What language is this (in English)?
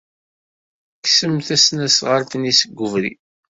Kabyle